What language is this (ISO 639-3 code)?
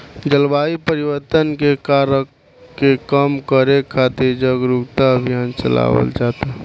bho